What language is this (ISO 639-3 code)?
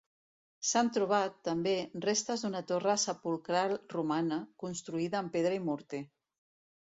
cat